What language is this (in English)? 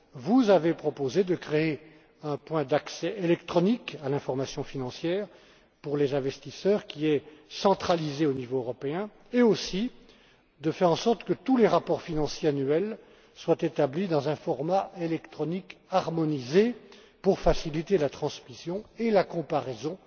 French